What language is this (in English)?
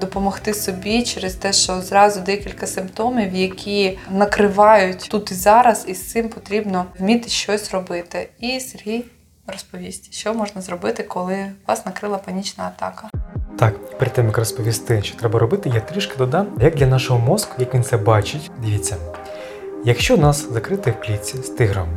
Ukrainian